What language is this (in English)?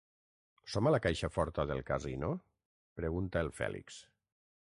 Catalan